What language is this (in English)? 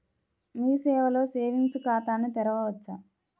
Telugu